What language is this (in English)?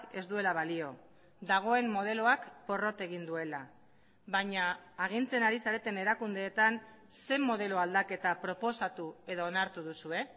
Basque